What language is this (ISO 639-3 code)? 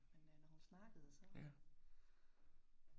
dan